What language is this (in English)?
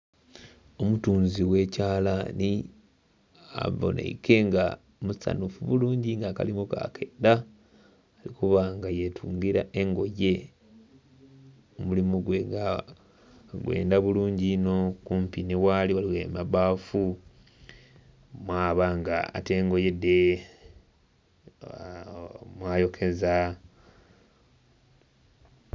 Soga